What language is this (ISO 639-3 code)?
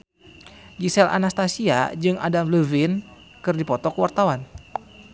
sun